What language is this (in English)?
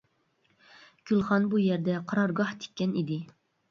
Uyghur